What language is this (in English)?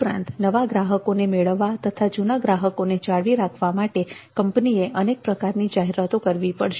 Gujarati